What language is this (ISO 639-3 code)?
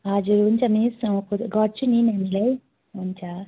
nep